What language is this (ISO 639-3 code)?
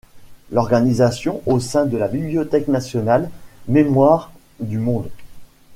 fra